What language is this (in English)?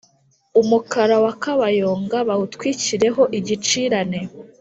Kinyarwanda